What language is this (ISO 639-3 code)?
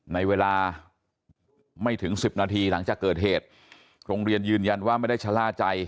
tha